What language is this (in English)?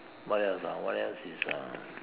English